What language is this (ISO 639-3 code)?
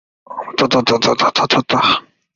zho